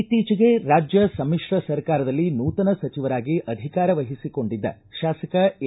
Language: Kannada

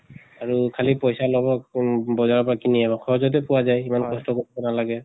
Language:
Assamese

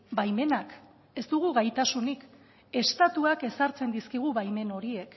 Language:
Basque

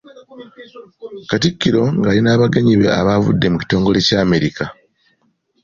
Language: Ganda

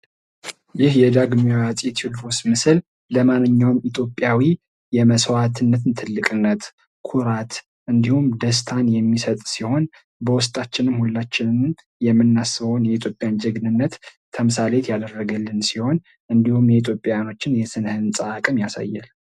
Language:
Amharic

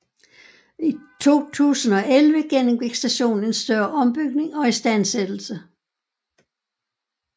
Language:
Danish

